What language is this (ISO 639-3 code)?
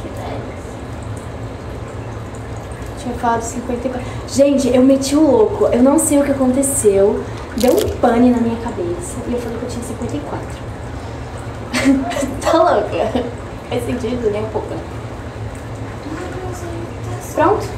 por